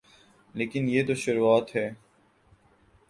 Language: Urdu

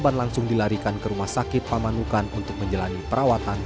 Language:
Indonesian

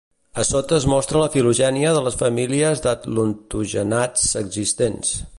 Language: Catalan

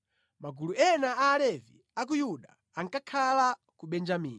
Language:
Nyanja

